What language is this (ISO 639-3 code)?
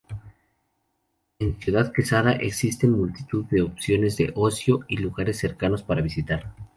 spa